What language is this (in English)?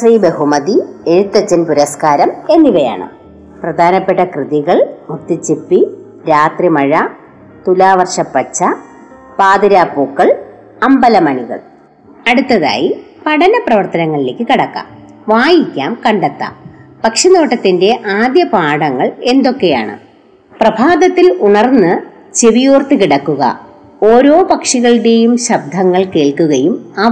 Malayalam